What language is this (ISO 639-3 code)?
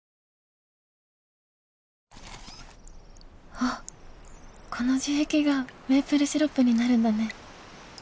jpn